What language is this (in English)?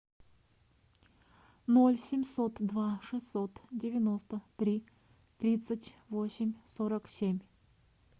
Russian